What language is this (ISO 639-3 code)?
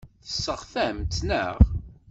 kab